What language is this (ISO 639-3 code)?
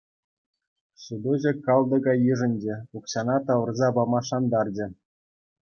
chv